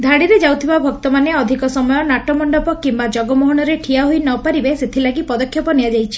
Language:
Odia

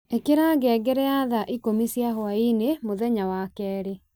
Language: Kikuyu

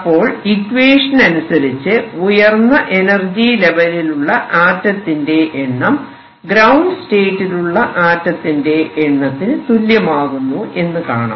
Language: Malayalam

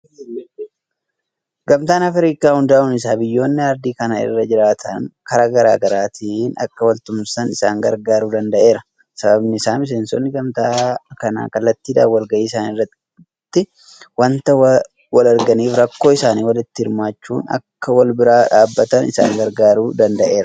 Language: Oromo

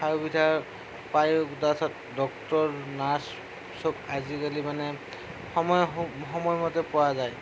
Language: Assamese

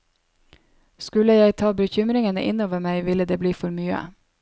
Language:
Norwegian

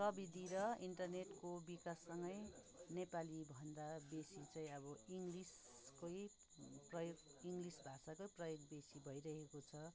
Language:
Nepali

